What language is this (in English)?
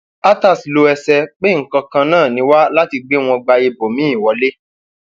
Yoruba